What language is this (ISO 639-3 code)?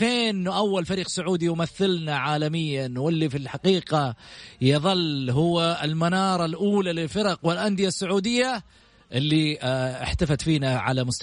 ara